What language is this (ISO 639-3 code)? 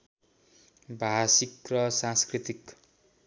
nep